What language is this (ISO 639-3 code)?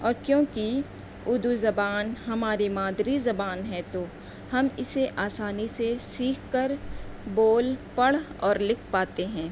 urd